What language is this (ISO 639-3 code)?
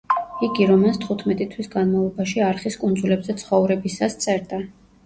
kat